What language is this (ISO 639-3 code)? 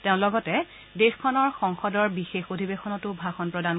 asm